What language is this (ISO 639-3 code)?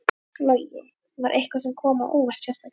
isl